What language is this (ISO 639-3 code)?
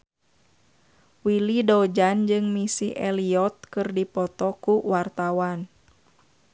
sun